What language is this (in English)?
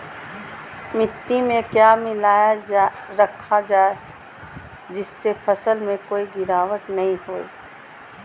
Magahi